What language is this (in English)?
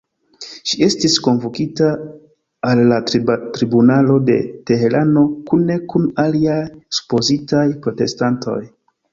Esperanto